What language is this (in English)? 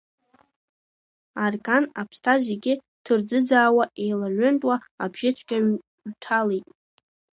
Abkhazian